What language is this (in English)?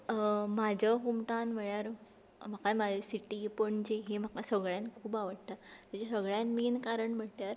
Konkani